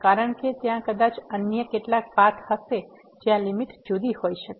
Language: Gujarati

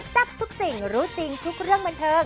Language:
Thai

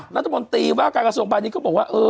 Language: Thai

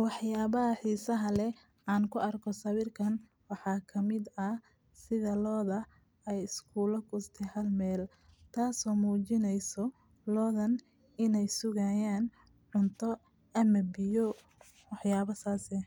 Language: Somali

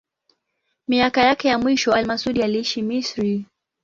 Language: Swahili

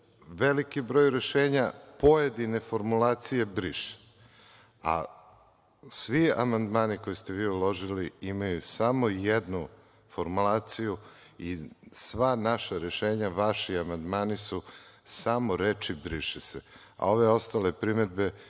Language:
Serbian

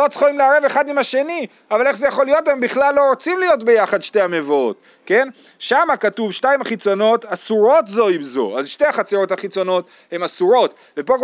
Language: Hebrew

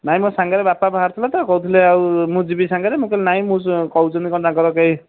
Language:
Odia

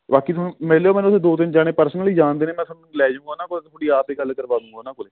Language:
Punjabi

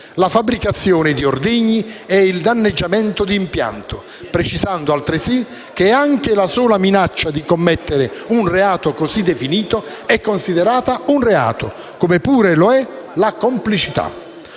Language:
Italian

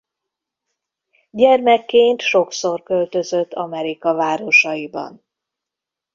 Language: Hungarian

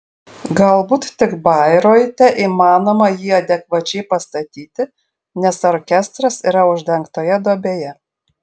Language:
Lithuanian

